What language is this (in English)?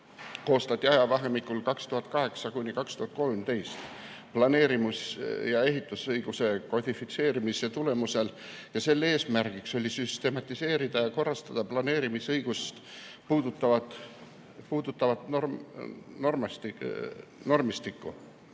Estonian